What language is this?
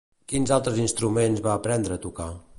Catalan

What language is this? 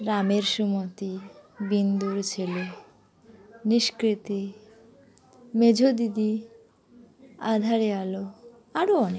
Bangla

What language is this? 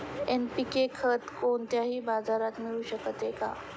Marathi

